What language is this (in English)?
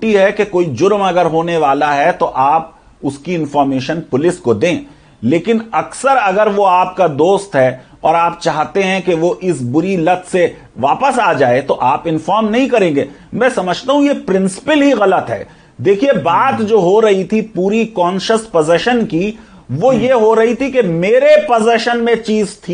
Hindi